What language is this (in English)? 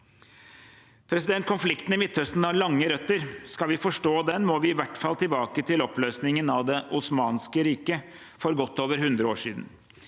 Norwegian